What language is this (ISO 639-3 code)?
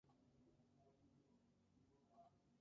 spa